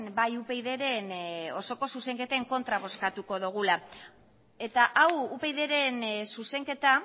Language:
Basque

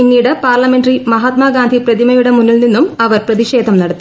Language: Malayalam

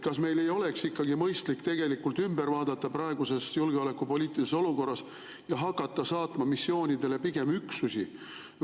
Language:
Estonian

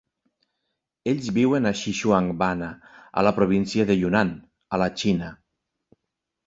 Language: Catalan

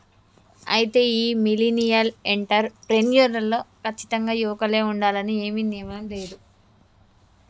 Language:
Telugu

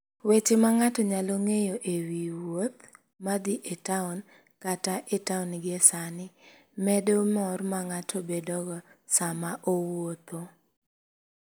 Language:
Luo (Kenya and Tanzania)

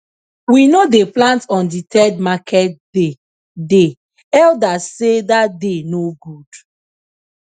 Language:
Nigerian Pidgin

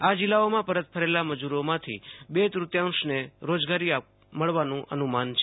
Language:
Gujarati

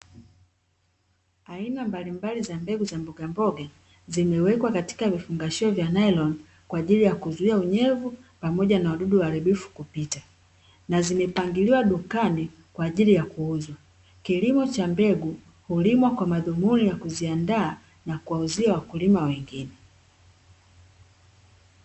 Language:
Swahili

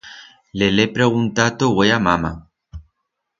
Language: Aragonese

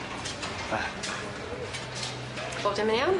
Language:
Welsh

